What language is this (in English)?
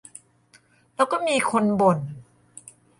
Thai